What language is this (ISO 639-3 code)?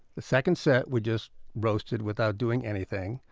eng